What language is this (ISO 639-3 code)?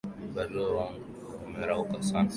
swa